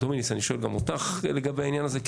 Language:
Hebrew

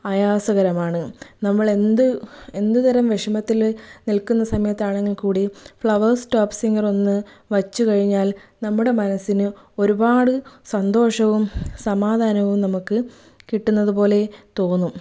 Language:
Malayalam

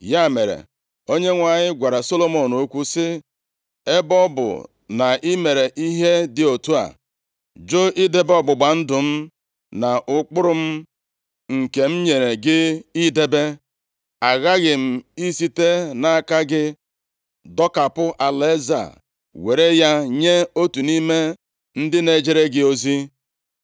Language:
Igbo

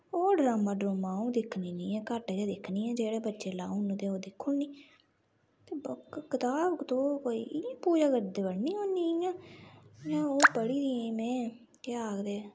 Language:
Dogri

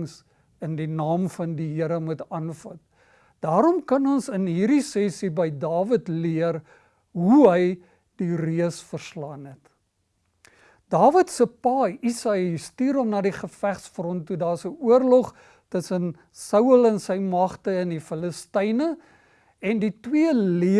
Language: Dutch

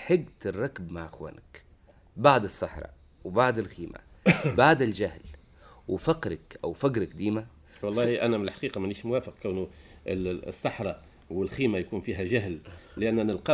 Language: Arabic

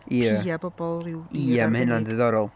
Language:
Welsh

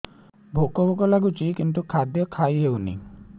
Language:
Odia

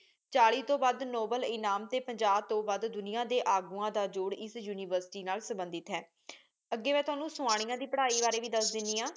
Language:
Punjabi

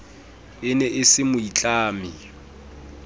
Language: Southern Sotho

